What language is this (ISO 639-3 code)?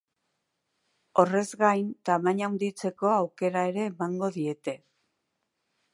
eus